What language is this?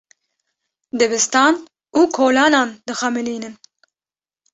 Kurdish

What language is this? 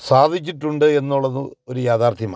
Malayalam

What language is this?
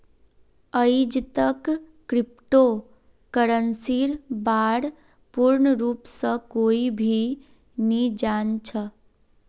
Magahi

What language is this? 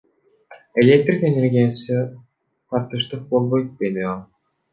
Kyrgyz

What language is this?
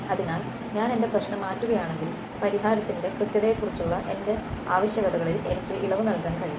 Malayalam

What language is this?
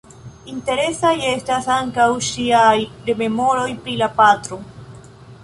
Esperanto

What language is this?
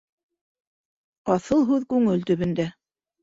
Bashkir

